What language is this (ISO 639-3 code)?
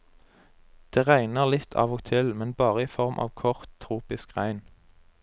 nor